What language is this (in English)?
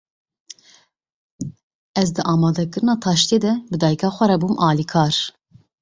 Kurdish